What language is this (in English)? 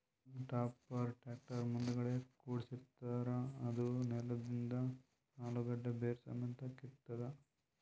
Kannada